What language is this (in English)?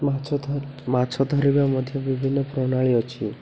Odia